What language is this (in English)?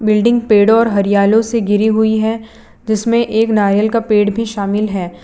Hindi